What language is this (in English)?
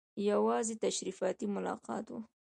Pashto